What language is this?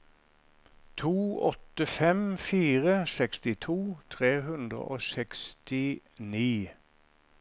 Norwegian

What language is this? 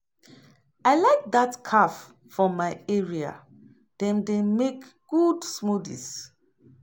Nigerian Pidgin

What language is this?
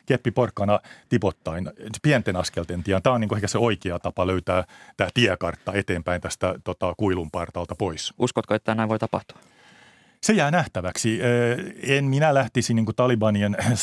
Finnish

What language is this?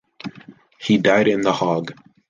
English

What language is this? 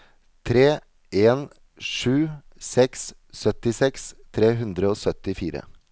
Norwegian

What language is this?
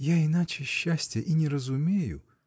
Russian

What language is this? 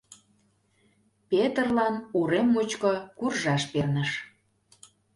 Mari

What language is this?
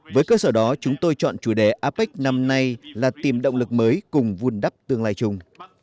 Vietnamese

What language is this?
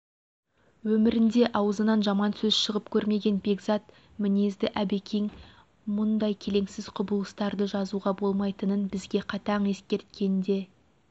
Kazakh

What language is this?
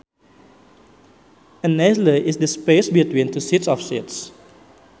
Sundanese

